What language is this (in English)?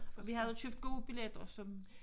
Danish